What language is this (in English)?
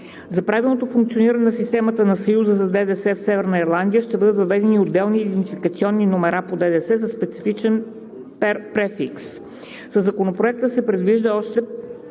Bulgarian